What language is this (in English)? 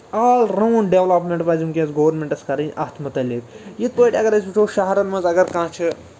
Kashmiri